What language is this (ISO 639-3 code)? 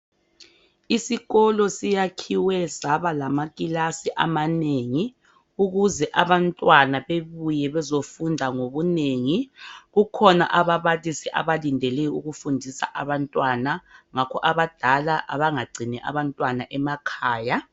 nde